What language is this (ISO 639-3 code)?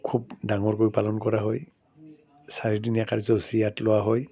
asm